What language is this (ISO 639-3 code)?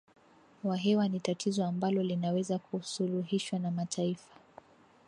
swa